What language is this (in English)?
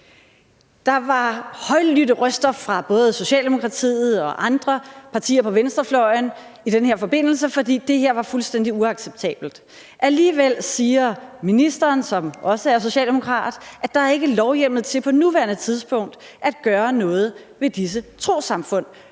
Danish